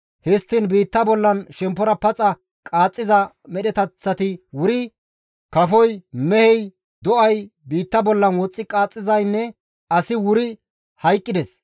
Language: Gamo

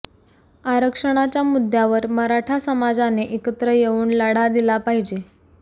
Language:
Marathi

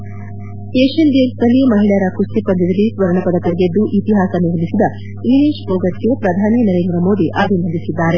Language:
Kannada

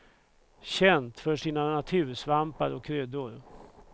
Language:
Swedish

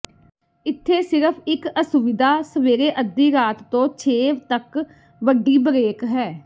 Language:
Punjabi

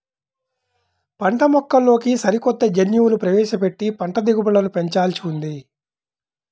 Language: Telugu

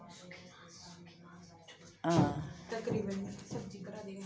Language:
Dogri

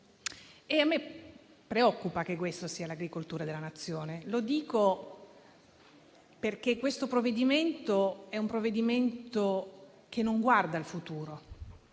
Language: Italian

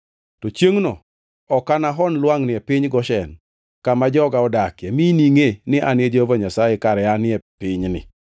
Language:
Luo (Kenya and Tanzania)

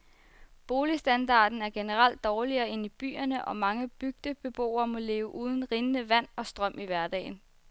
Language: Danish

